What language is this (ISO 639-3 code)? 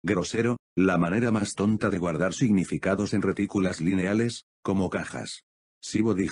spa